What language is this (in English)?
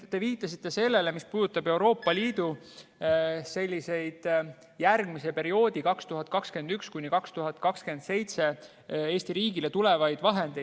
Estonian